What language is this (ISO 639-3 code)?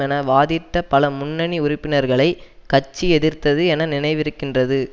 tam